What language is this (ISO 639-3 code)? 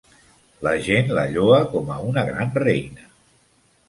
cat